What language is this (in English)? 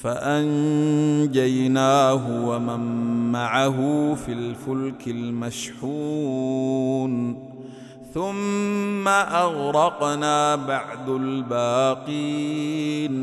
Arabic